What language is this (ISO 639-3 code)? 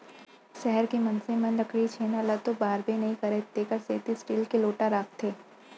hne